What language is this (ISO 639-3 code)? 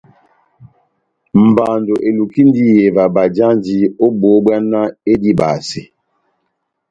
bnm